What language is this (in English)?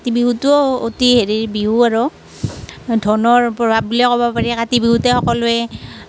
Assamese